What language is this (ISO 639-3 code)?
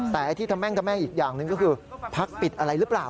tha